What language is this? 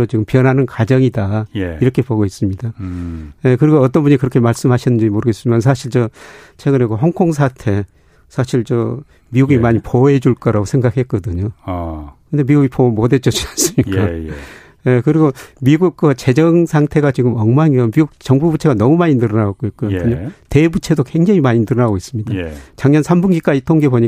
Korean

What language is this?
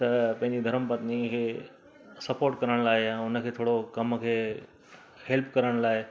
Sindhi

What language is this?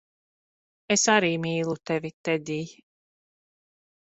Latvian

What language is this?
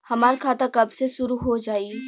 Bhojpuri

